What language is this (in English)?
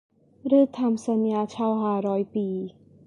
Thai